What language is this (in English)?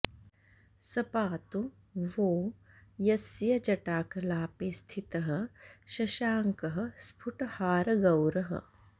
Sanskrit